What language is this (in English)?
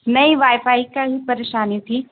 Urdu